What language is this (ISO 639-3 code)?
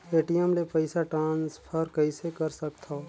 hne